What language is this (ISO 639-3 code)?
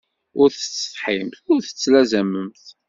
kab